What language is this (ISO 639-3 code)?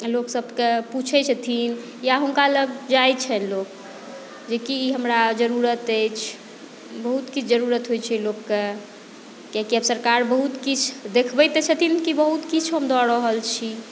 mai